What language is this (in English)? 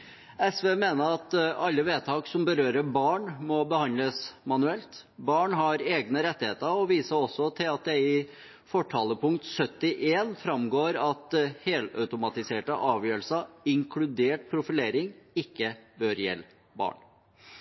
Norwegian Bokmål